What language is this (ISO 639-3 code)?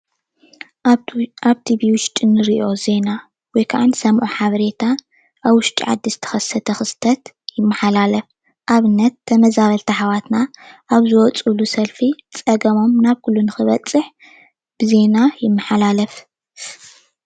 tir